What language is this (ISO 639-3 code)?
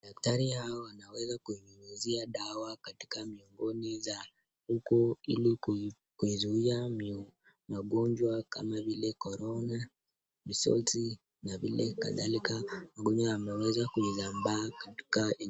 swa